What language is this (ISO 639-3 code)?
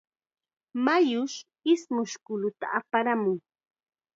qxa